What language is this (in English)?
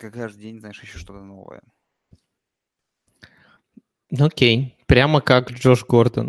Russian